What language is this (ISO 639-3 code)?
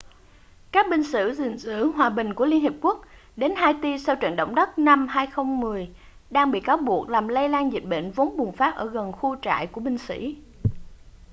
vie